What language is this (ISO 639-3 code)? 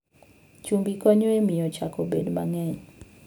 luo